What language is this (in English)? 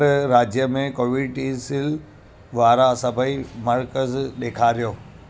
Sindhi